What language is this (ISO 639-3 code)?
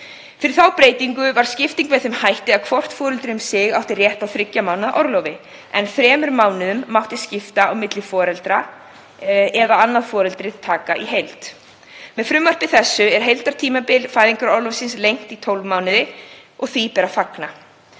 isl